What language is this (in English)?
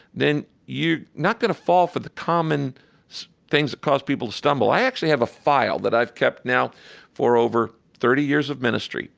English